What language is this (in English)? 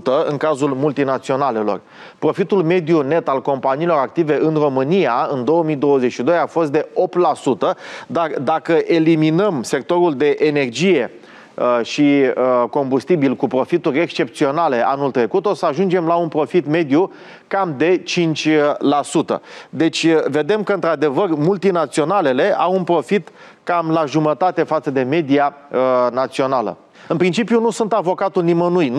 Romanian